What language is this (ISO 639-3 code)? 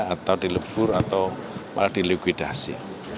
ind